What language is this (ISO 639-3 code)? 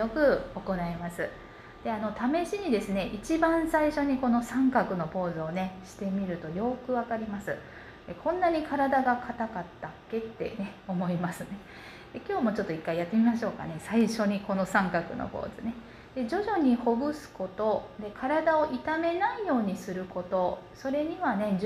jpn